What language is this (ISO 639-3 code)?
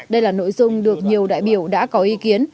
vie